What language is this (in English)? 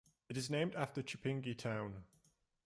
English